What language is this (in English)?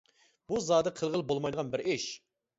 Uyghur